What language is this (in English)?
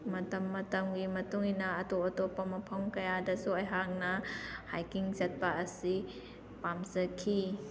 Manipuri